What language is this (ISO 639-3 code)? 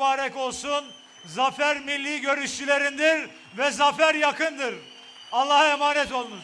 tur